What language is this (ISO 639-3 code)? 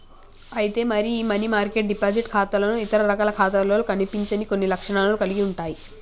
tel